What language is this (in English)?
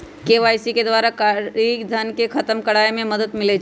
Magahi